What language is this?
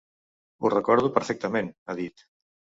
Catalan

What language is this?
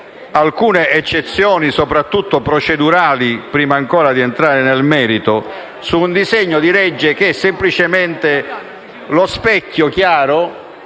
Italian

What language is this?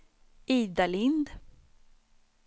Swedish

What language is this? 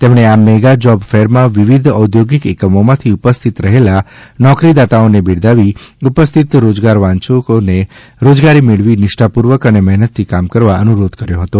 Gujarati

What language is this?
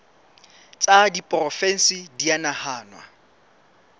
Southern Sotho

